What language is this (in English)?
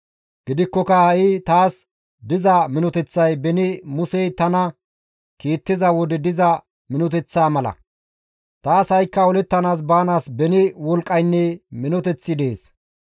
Gamo